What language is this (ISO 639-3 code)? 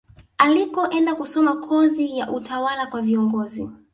swa